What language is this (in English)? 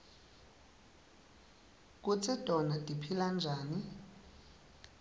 Swati